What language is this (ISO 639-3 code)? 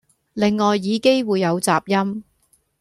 yue